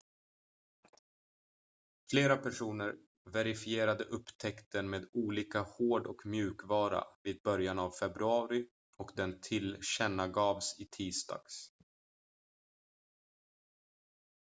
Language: Swedish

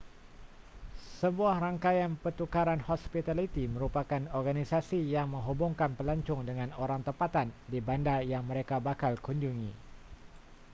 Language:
Malay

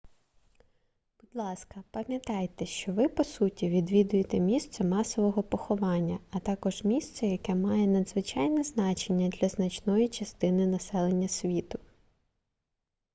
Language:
Ukrainian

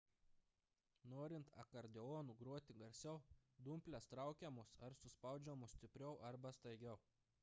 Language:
Lithuanian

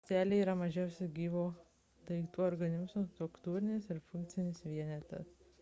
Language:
Lithuanian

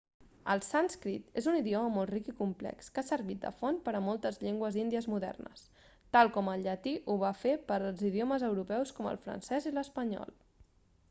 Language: Catalan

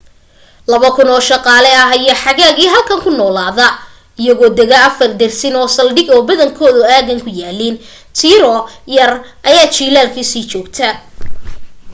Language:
Somali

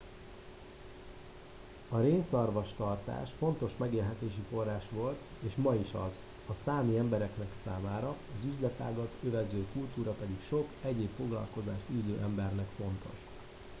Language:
Hungarian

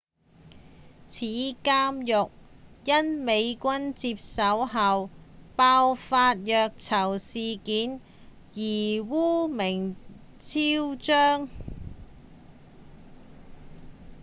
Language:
Cantonese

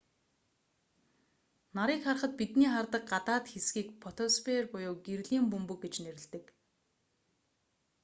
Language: Mongolian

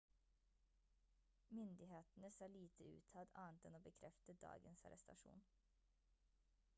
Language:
Norwegian Bokmål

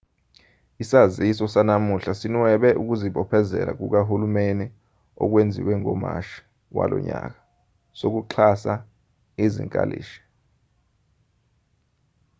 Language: Zulu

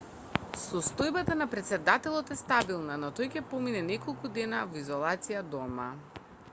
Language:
Macedonian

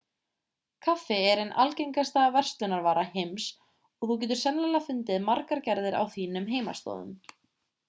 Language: Icelandic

